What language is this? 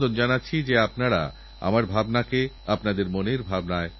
Bangla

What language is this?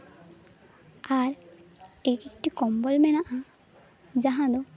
Santali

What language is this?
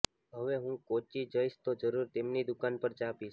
Gujarati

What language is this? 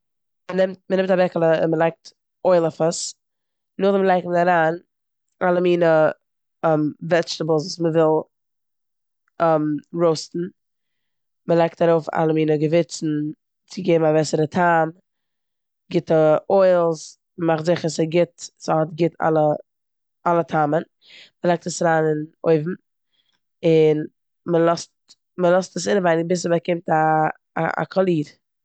Yiddish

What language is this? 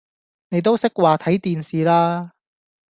Cantonese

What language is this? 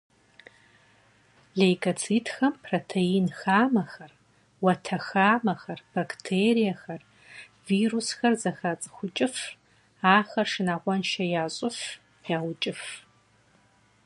Kabardian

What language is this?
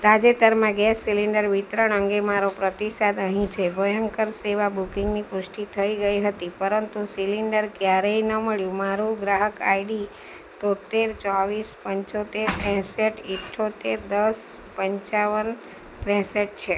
Gujarati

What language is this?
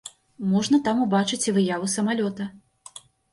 Belarusian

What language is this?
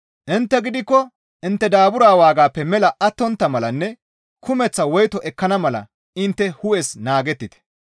Gamo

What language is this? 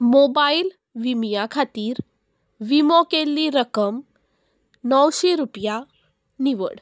Konkani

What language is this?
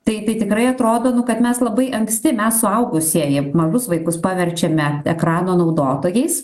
Lithuanian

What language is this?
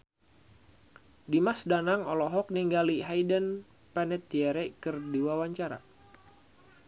Sundanese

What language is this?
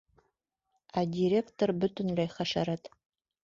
Bashkir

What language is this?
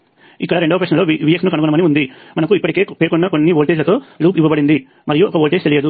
Telugu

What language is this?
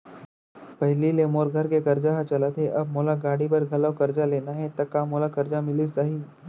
Chhattisgarhi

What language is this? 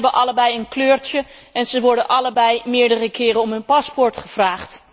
Dutch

